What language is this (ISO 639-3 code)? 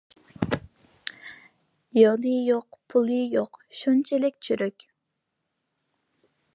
uig